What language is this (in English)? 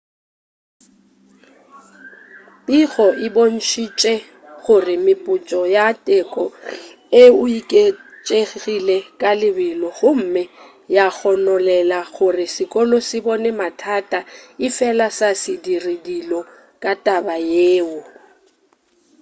Northern Sotho